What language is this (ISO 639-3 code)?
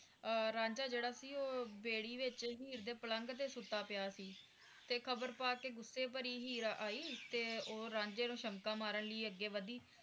pan